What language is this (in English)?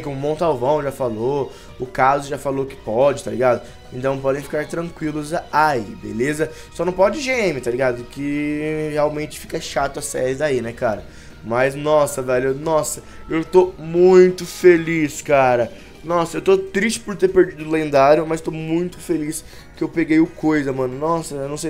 Portuguese